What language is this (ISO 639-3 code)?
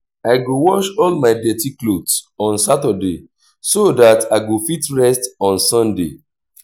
pcm